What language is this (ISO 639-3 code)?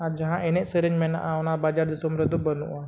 sat